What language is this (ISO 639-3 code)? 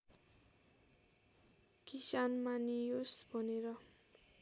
nep